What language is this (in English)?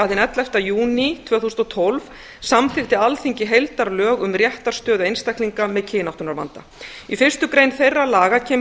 Icelandic